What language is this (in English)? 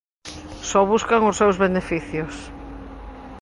Galician